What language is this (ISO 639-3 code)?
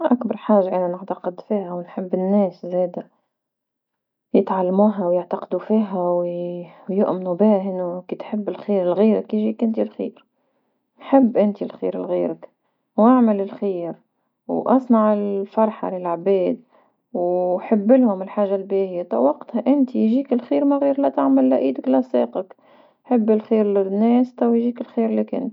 aeb